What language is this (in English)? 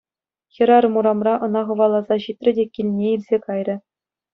Chuvash